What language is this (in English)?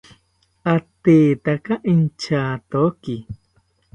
South Ucayali Ashéninka